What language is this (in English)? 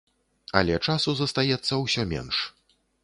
Belarusian